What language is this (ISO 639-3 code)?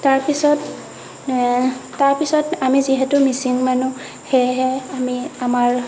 asm